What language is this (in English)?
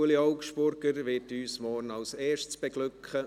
Swiss German